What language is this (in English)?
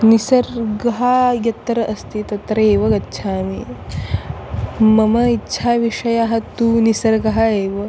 Sanskrit